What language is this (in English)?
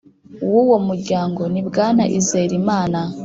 Kinyarwanda